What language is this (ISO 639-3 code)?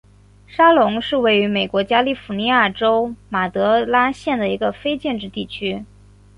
zho